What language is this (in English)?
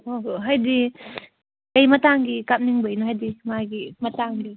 Manipuri